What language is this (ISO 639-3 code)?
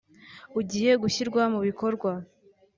kin